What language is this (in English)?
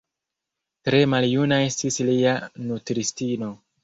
Esperanto